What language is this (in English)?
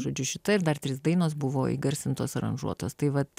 Lithuanian